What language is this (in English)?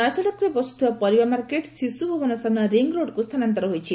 Odia